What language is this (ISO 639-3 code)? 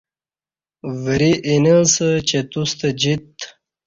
bsh